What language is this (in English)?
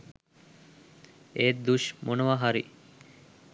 Sinhala